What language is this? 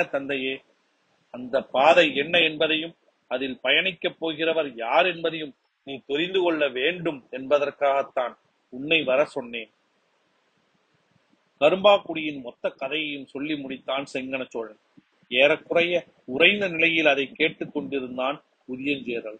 Tamil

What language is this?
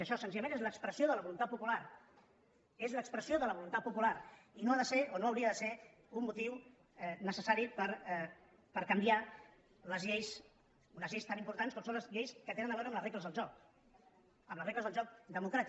Catalan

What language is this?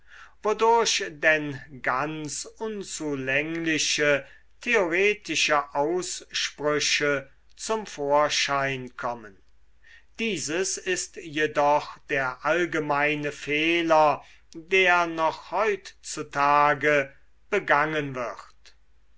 German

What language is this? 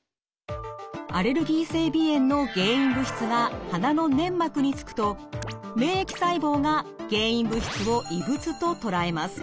Japanese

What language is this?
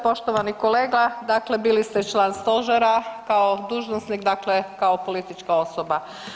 Croatian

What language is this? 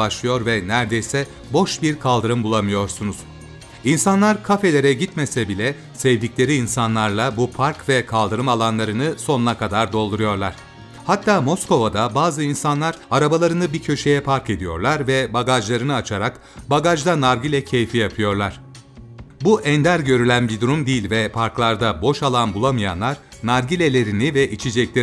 Turkish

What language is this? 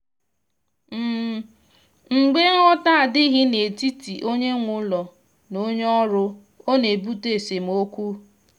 Igbo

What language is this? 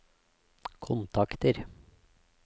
Norwegian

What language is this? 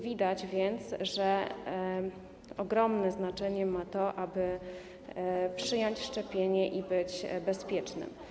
Polish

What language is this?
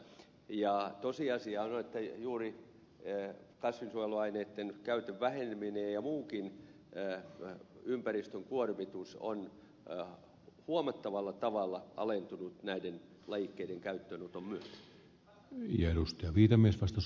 Finnish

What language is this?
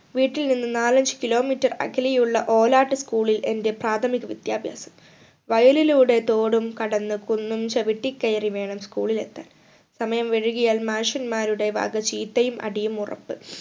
Malayalam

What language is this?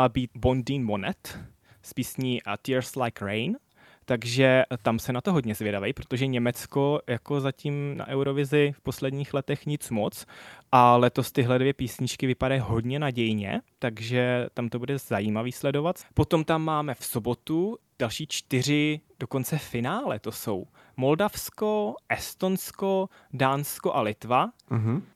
Czech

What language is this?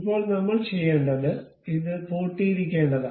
Malayalam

